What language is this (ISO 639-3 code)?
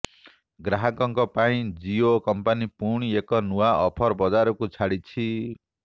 ori